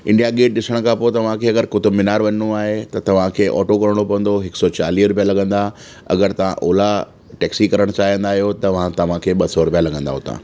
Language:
Sindhi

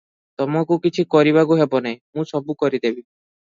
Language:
Odia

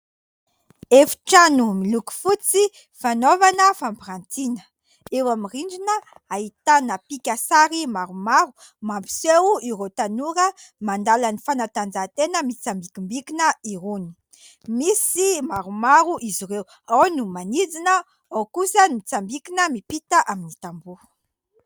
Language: Malagasy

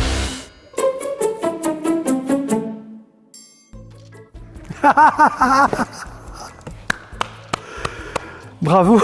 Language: French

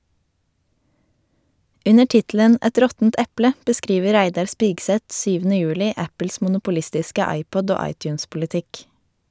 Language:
Norwegian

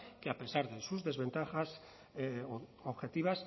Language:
Spanish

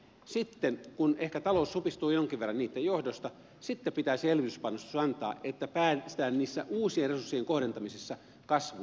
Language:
Finnish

